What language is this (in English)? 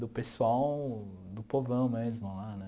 Portuguese